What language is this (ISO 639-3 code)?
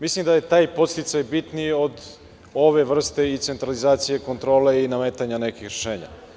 srp